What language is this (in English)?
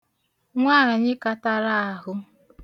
Igbo